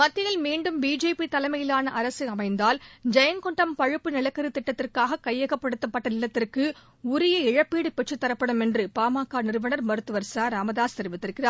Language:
Tamil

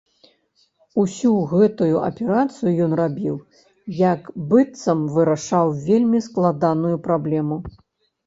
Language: Belarusian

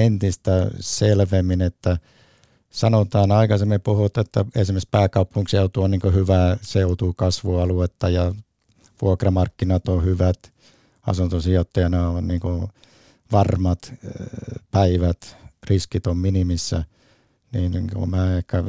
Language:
Finnish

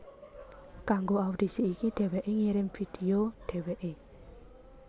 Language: Javanese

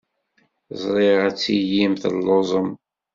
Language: Kabyle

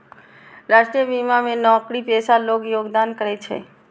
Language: Maithili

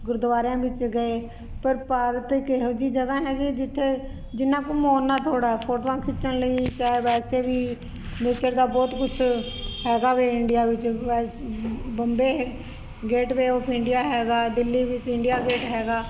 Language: Punjabi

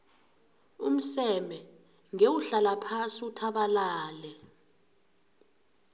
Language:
South Ndebele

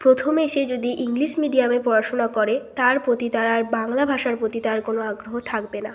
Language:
Bangla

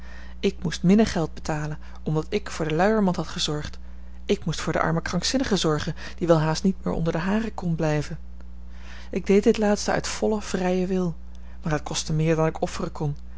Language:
Dutch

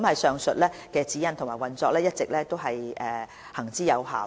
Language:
Cantonese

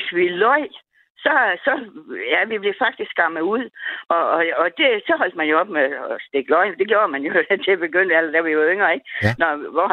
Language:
Danish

